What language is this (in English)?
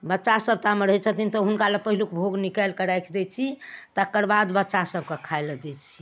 Maithili